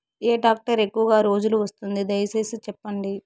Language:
Telugu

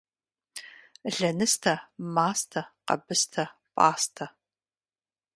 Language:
Kabardian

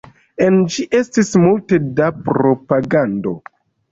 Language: Esperanto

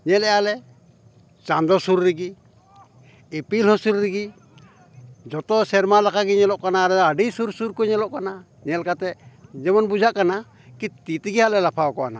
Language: Santali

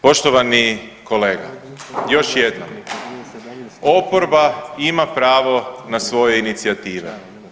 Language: Croatian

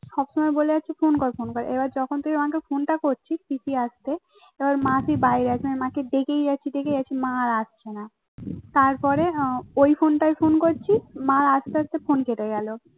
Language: Bangla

